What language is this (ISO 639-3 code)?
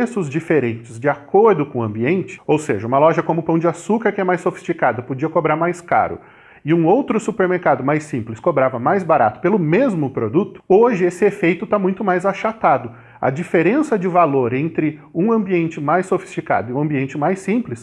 por